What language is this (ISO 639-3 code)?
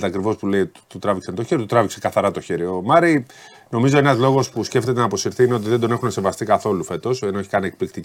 ell